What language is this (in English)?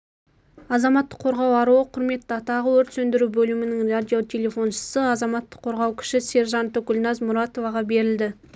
Kazakh